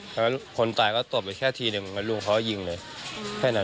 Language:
Thai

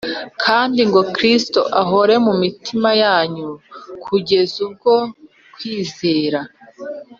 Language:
Kinyarwanda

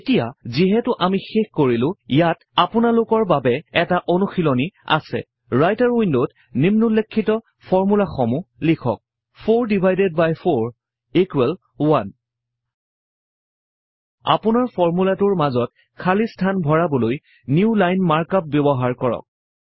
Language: Assamese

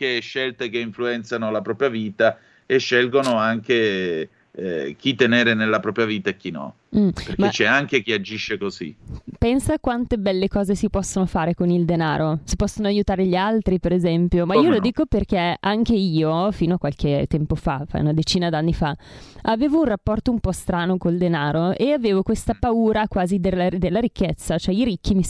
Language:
Italian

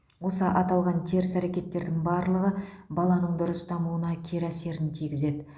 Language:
Kazakh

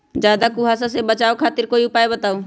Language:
Magahi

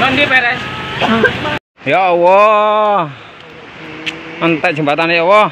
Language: Indonesian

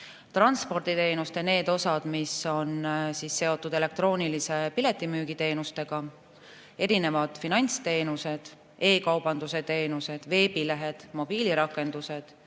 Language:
Estonian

